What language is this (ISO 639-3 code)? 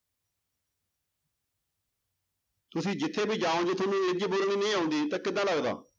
pan